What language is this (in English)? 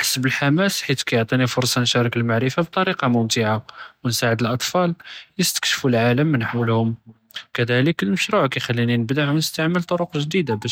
Judeo-Arabic